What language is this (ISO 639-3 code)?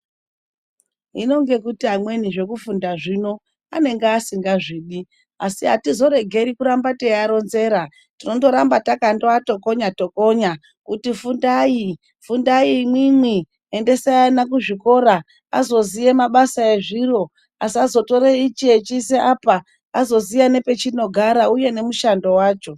ndc